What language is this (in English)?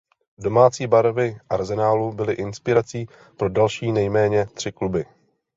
Czech